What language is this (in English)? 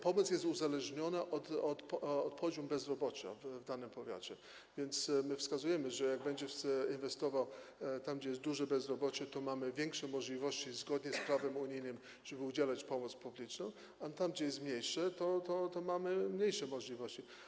Polish